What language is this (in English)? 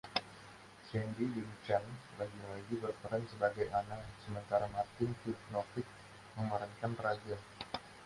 Indonesian